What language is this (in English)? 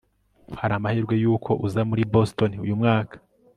Kinyarwanda